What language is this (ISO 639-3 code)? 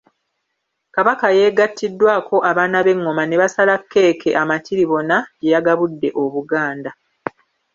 lug